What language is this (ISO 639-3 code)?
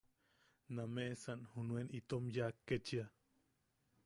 yaq